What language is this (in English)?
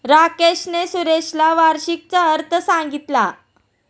Marathi